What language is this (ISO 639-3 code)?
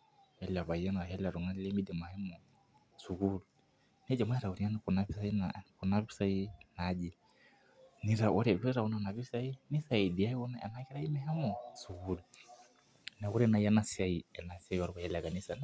mas